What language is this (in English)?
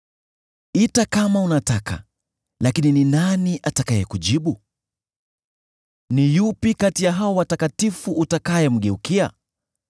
Swahili